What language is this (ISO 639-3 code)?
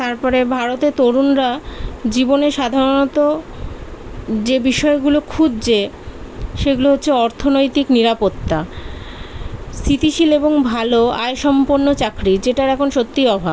ben